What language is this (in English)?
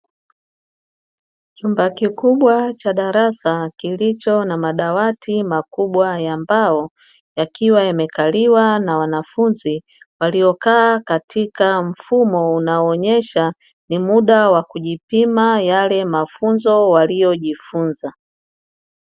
Swahili